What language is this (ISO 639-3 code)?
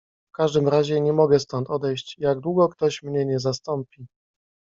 pol